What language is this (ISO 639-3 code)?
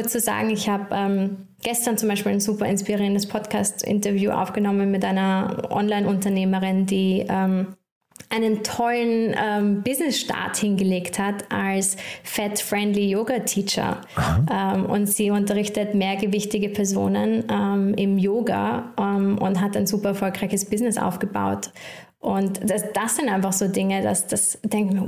deu